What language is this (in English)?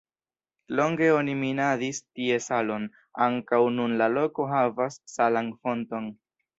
Esperanto